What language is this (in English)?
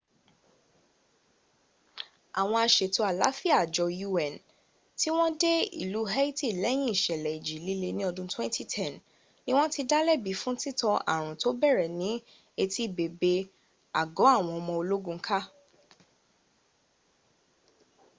Yoruba